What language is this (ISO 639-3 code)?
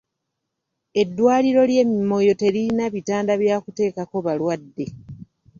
lug